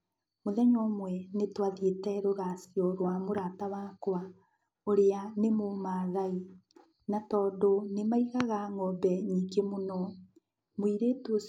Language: Kikuyu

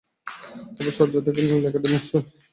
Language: Bangla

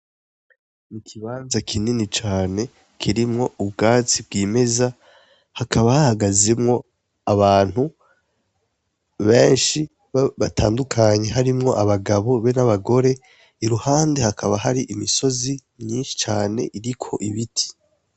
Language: Rundi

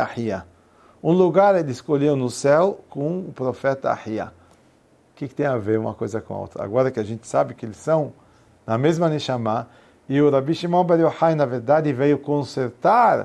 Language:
Portuguese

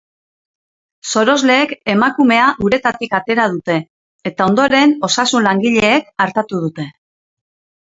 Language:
Basque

